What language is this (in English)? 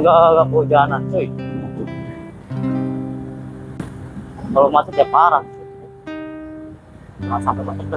Indonesian